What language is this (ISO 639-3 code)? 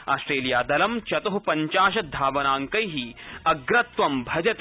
san